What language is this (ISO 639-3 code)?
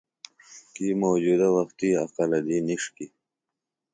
phl